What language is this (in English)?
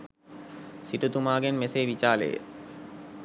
Sinhala